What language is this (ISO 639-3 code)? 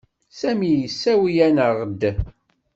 kab